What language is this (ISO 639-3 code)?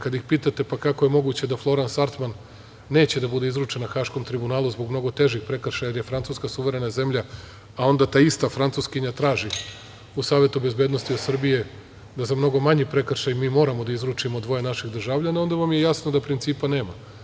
srp